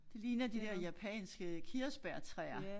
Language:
Danish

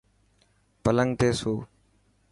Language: Dhatki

